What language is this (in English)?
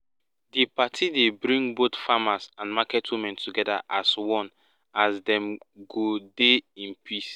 Nigerian Pidgin